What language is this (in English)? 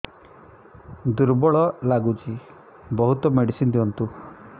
Odia